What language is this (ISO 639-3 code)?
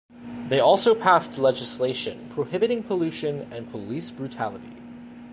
eng